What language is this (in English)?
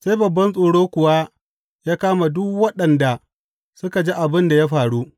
Hausa